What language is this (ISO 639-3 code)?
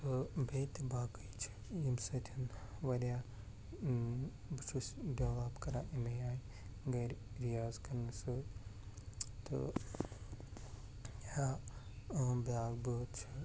kas